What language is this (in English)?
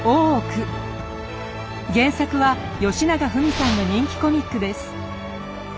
Japanese